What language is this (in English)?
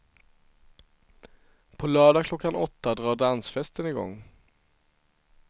Swedish